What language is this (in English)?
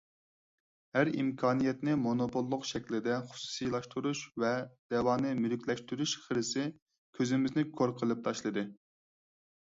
Uyghur